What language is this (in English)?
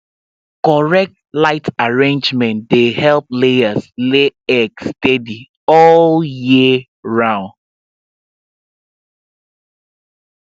Nigerian Pidgin